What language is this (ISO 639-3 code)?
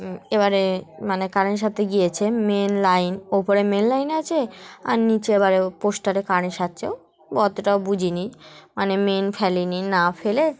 ben